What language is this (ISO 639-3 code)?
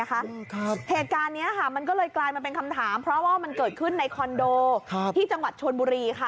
tha